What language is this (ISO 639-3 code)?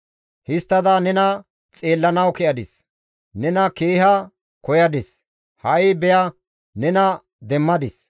gmv